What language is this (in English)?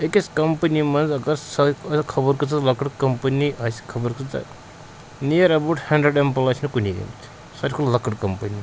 Kashmiri